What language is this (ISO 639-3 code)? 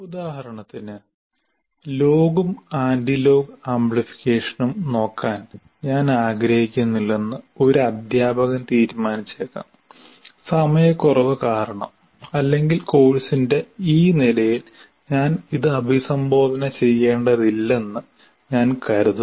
mal